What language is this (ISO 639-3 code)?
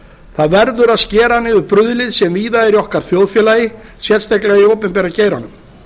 isl